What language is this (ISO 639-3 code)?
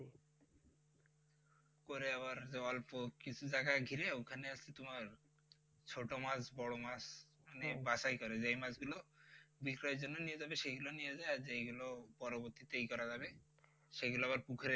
ben